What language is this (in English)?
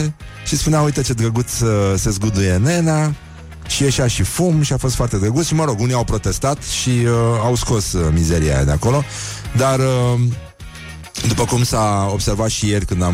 Romanian